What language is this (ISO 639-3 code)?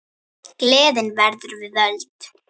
isl